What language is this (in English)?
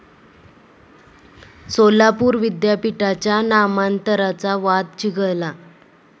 Marathi